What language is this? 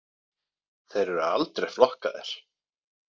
Icelandic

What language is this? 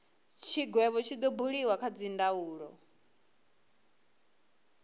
Venda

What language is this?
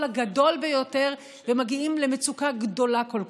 Hebrew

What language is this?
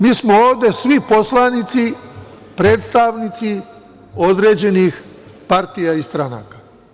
Serbian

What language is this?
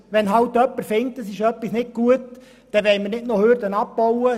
Swiss German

